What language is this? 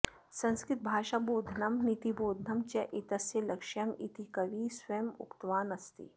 Sanskrit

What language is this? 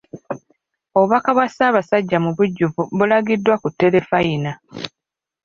Ganda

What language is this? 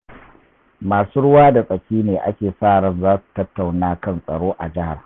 Hausa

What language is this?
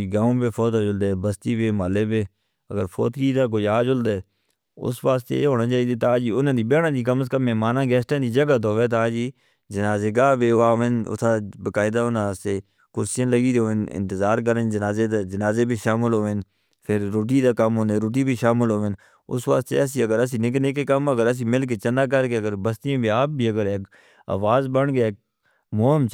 Northern Hindko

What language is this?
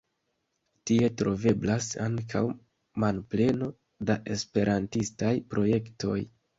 Esperanto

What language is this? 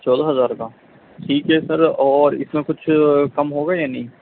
Urdu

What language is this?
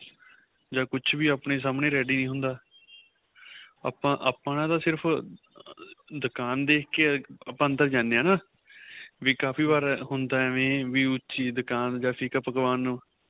Punjabi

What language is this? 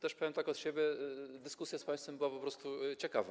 Polish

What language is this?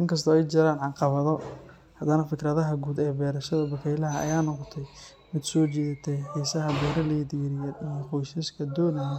Somali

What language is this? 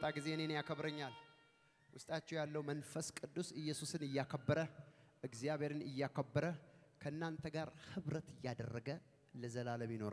Arabic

